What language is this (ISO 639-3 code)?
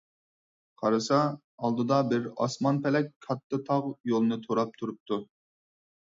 uig